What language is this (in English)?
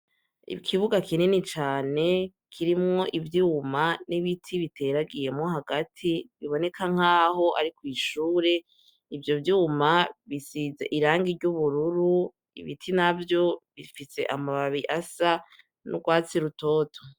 Rundi